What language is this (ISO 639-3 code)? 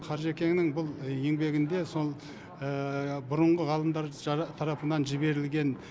kaz